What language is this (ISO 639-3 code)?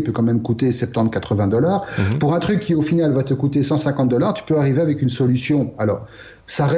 fra